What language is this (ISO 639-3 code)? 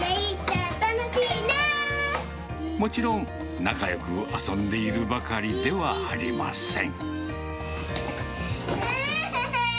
jpn